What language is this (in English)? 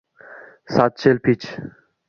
Uzbek